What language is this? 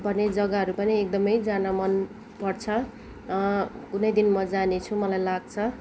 Nepali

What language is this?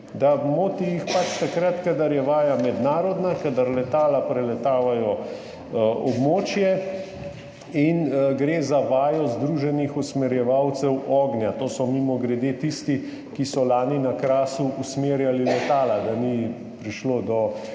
Slovenian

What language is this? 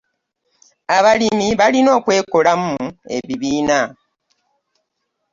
Ganda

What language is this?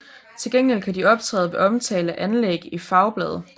Danish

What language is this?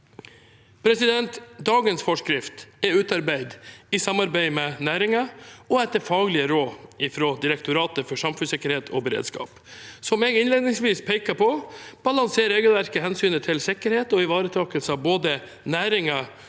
Norwegian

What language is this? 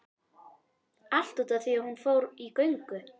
Icelandic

